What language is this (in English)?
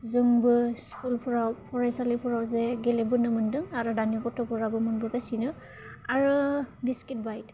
Bodo